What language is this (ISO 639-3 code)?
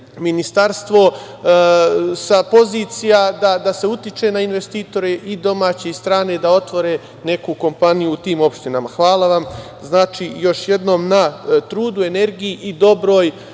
srp